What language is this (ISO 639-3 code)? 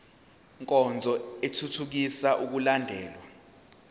zul